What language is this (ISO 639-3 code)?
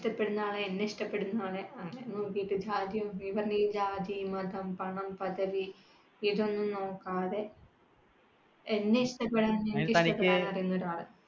mal